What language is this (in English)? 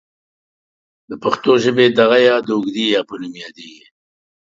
Pashto